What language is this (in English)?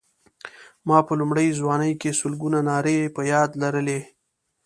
Pashto